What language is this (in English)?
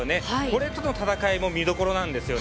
Japanese